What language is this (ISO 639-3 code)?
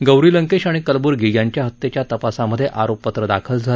mar